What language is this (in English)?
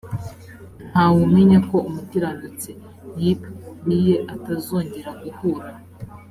Kinyarwanda